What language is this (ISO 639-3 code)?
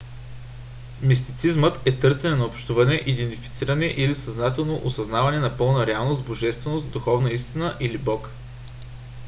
bul